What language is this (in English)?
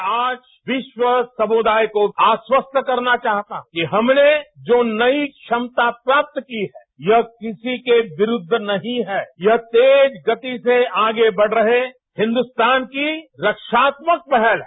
Hindi